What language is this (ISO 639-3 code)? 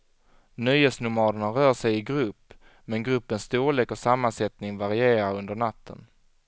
swe